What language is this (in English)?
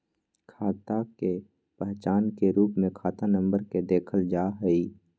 Magahi